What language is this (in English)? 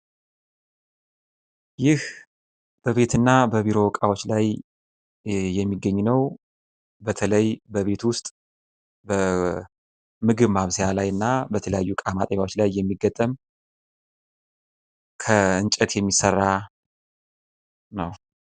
Amharic